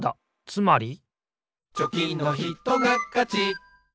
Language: Japanese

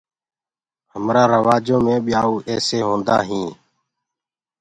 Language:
Gurgula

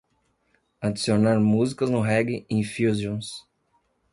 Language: Portuguese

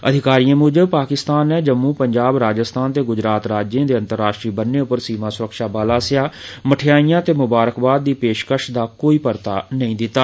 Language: Dogri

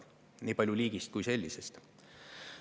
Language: Estonian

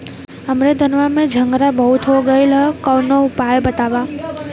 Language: Bhojpuri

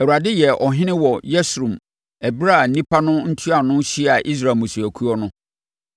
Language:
Akan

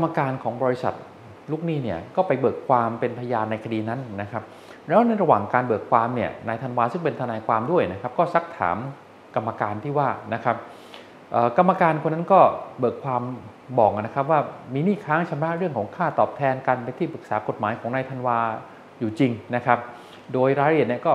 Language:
Thai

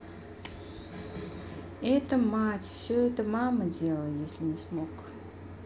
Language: Russian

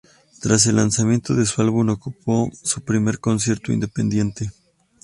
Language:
Spanish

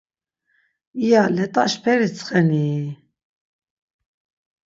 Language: Laz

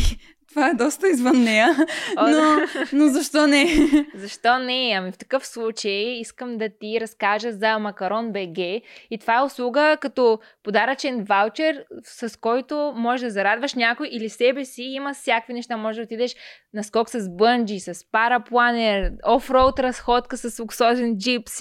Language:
Bulgarian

